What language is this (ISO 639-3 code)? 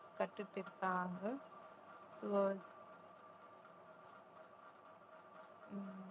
tam